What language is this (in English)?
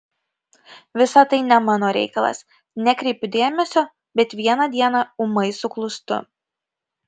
Lithuanian